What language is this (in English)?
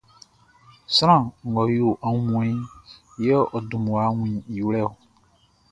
Baoulé